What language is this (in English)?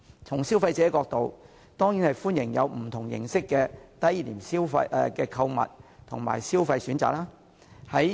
Cantonese